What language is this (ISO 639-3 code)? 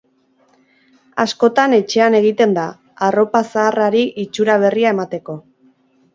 eus